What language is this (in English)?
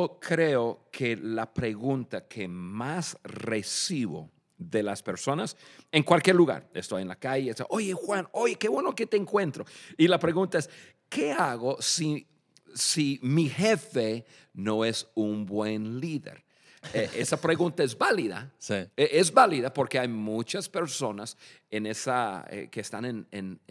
Spanish